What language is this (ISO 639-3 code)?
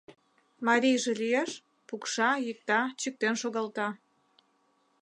chm